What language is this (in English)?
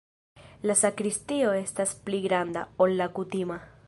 Esperanto